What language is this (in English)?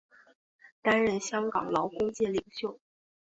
Chinese